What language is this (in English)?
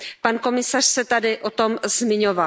Czech